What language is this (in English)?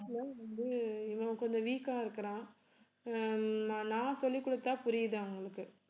Tamil